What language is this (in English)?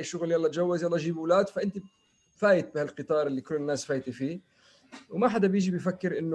Arabic